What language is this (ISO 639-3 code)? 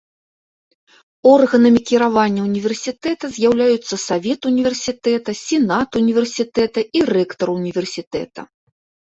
bel